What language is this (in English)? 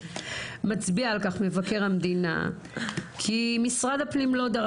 Hebrew